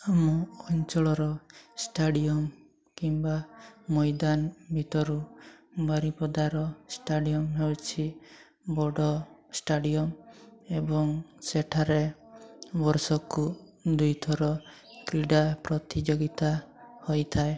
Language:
Odia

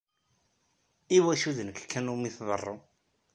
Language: Kabyle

